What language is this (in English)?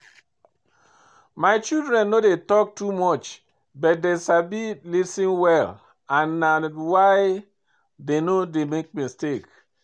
Nigerian Pidgin